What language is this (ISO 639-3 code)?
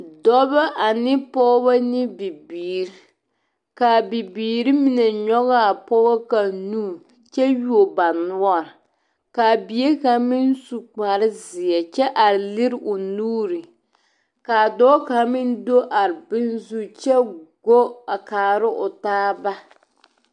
dga